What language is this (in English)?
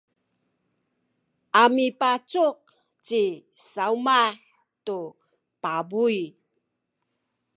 Sakizaya